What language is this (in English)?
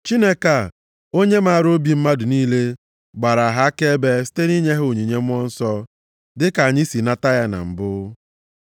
Igbo